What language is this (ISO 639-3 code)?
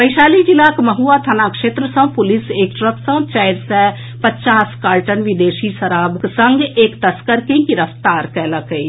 mai